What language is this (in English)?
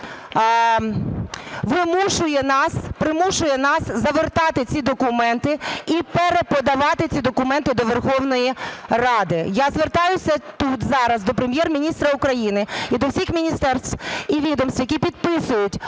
Ukrainian